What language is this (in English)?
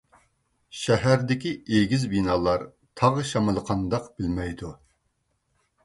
Uyghur